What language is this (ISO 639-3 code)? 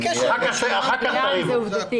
heb